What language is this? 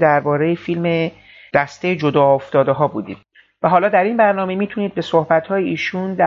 Persian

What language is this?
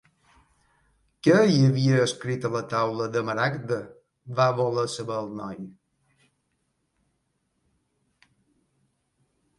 Catalan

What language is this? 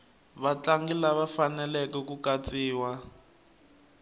Tsonga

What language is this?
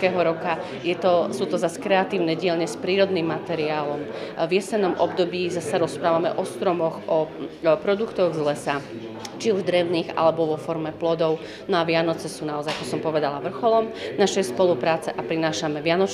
Slovak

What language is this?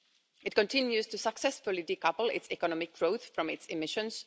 English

